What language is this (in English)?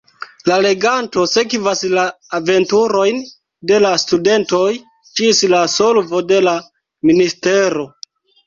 Esperanto